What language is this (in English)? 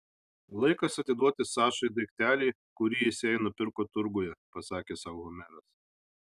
Lithuanian